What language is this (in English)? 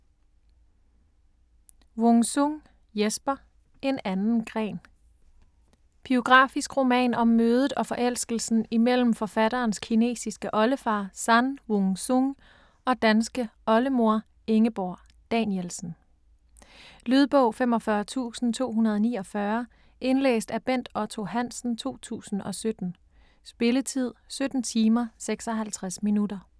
Danish